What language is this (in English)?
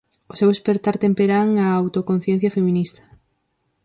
Galician